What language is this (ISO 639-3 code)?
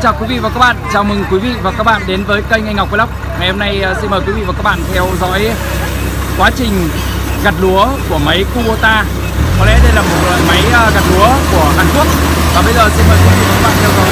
vie